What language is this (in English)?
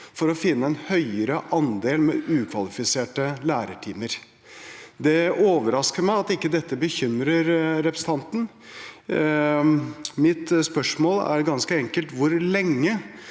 Norwegian